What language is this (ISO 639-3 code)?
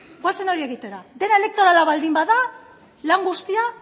eus